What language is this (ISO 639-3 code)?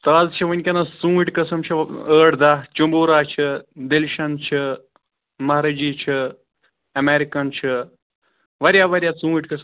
kas